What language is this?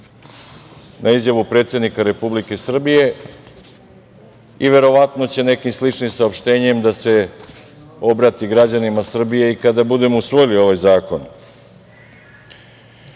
Serbian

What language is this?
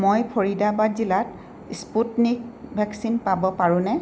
Assamese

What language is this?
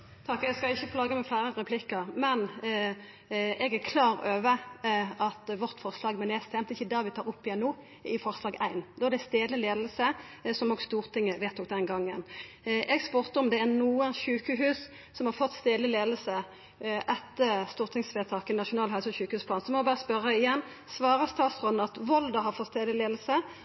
Norwegian Nynorsk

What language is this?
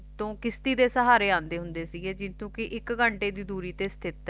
Punjabi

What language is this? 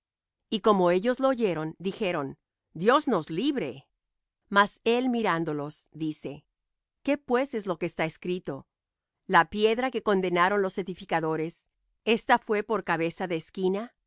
Spanish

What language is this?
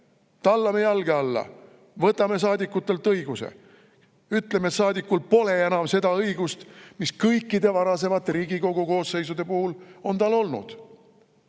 Estonian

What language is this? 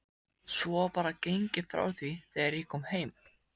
Icelandic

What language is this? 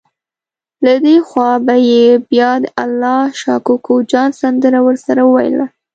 Pashto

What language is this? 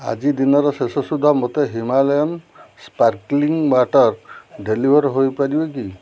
Odia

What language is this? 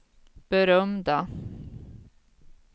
Swedish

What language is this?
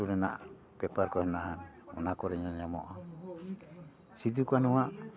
Santali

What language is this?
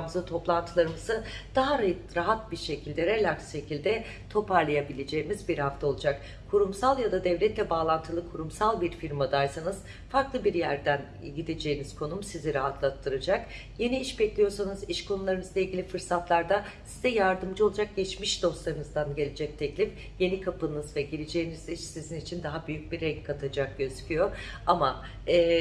Turkish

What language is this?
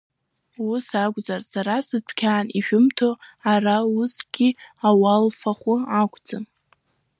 Abkhazian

